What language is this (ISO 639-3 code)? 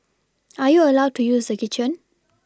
eng